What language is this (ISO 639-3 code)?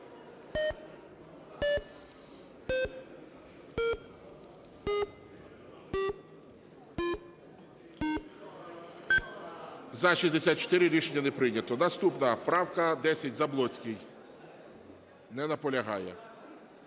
ukr